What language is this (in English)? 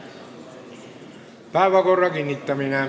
Estonian